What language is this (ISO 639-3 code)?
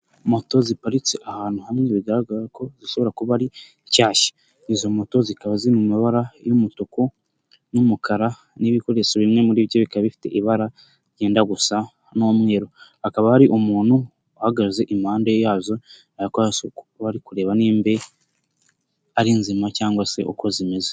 kin